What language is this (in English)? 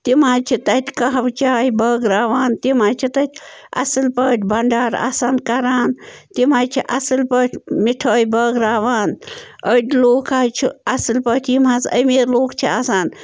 Kashmiri